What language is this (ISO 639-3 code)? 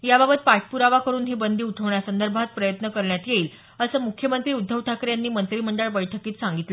mar